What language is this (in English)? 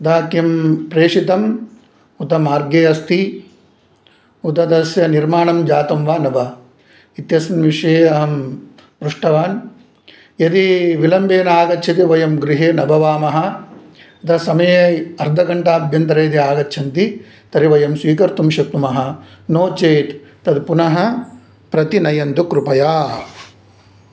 Sanskrit